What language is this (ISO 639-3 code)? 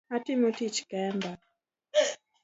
luo